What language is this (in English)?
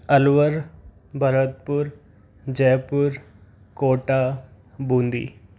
Hindi